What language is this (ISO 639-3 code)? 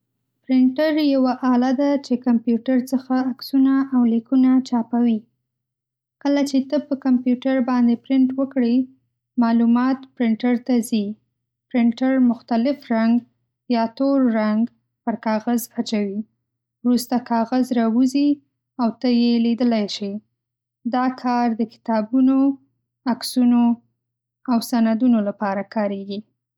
pus